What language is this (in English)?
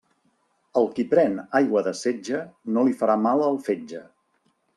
Catalan